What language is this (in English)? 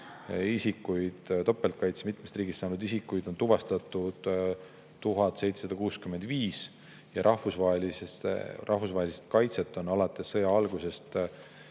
Estonian